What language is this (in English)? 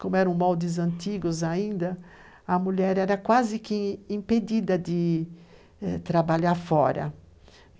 Portuguese